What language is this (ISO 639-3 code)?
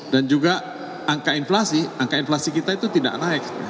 ind